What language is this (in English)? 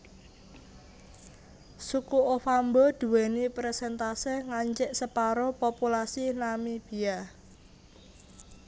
Javanese